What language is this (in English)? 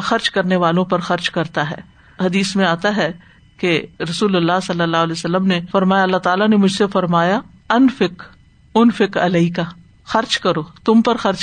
Urdu